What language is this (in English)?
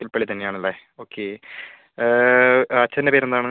Malayalam